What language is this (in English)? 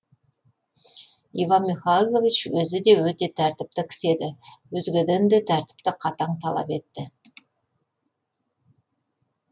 Kazakh